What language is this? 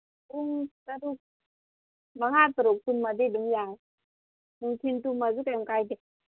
Manipuri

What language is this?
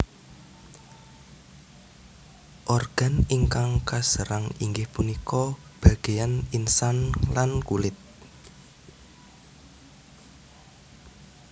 Javanese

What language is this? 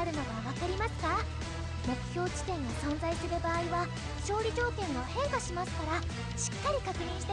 Japanese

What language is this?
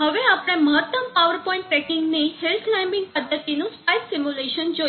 Gujarati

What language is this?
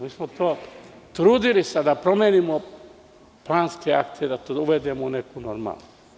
Serbian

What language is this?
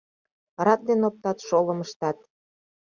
Mari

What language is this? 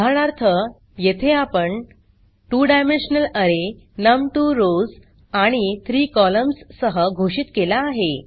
Marathi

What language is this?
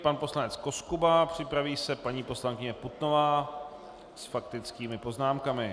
Czech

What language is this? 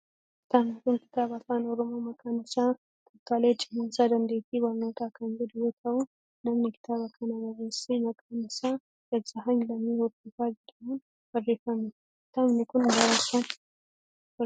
Oromo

